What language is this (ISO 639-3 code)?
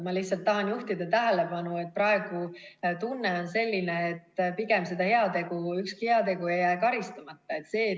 est